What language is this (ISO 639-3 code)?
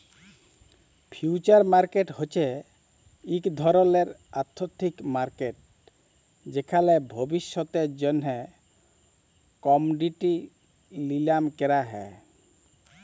ben